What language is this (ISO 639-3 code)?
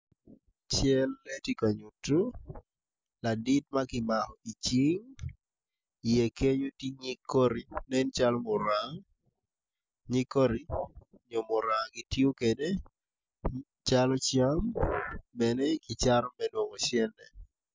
ach